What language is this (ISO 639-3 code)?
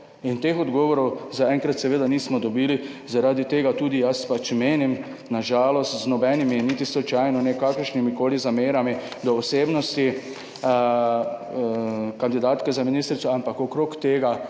slv